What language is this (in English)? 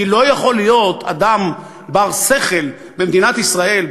Hebrew